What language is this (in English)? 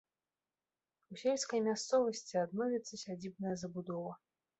Belarusian